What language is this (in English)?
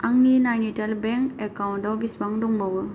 Bodo